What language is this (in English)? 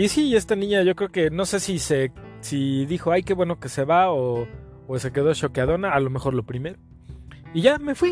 Spanish